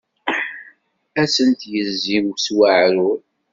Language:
Kabyle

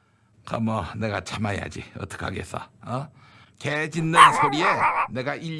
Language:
Korean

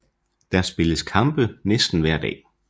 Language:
Danish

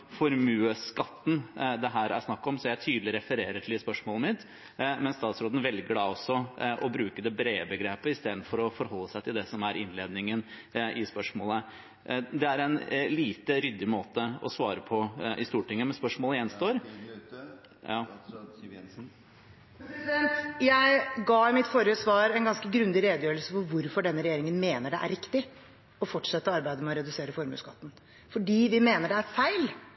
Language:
Norwegian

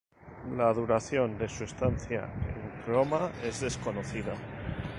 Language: Spanish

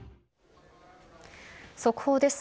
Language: Japanese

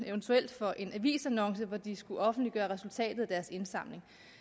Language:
Danish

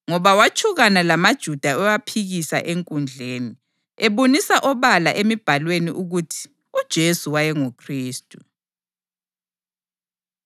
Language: North Ndebele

